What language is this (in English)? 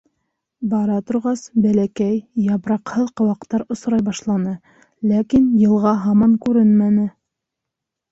Bashkir